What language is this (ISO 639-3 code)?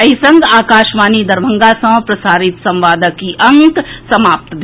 mai